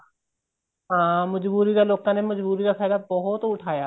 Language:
Punjabi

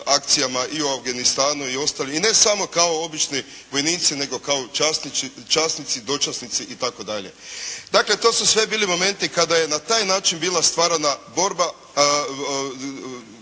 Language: Croatian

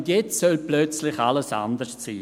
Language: Swiss German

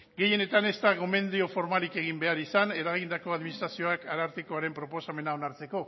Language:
Basque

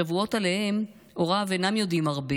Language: Hebrew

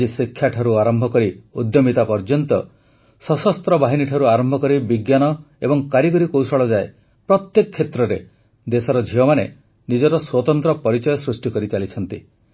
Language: Odia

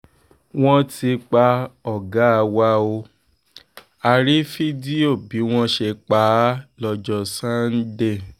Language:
Yoruba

